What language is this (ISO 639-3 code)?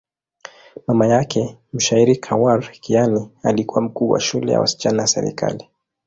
swa